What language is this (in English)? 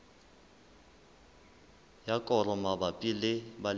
Southern Sotho